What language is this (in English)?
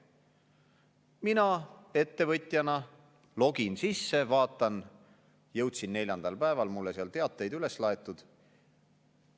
Estonian